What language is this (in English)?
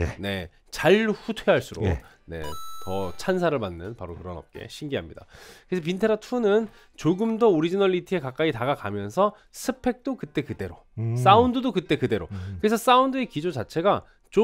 Korean